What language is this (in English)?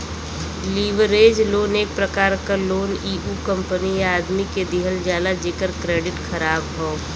Bhojpuri